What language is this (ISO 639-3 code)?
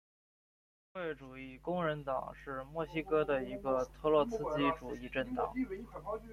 zho